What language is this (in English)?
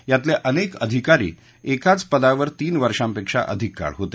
Marathi